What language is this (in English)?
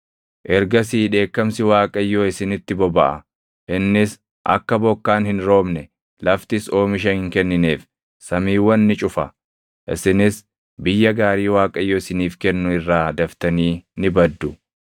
Oromo